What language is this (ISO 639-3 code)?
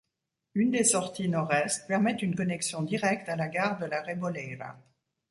fra